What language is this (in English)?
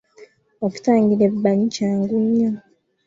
Ganda